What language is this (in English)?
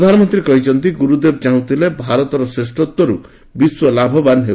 Odia